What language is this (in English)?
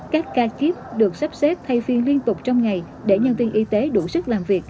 Vietnamese